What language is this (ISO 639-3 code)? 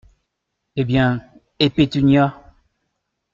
fra